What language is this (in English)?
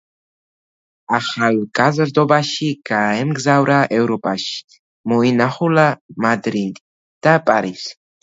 Georgian